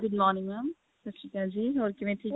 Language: Punjabi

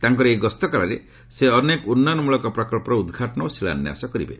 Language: Odia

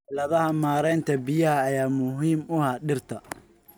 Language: Somali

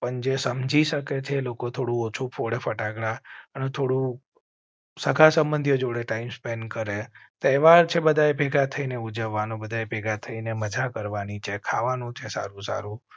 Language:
Gujarati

